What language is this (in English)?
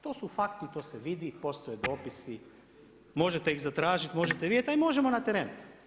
Croatian